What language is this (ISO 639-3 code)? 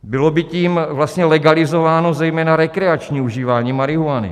ces